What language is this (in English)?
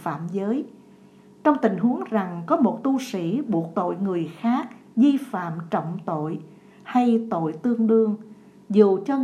Vietnamese